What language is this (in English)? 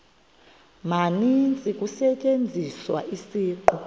Xhosa